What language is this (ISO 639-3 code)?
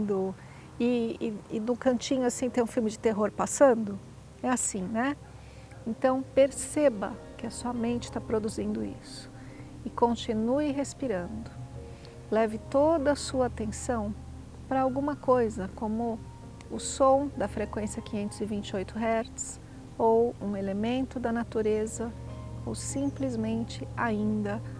por